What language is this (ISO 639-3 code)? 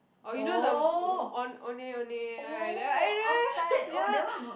eng